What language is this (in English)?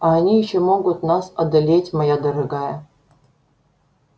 Russian